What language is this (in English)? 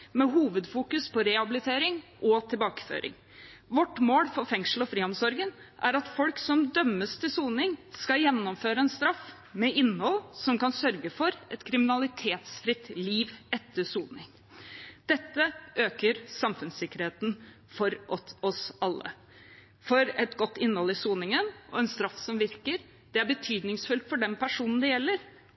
Norwegian Bokmål